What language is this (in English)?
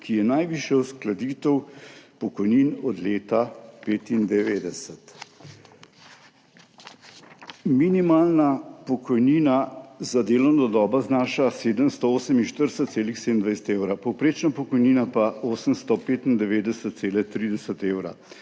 Slovenian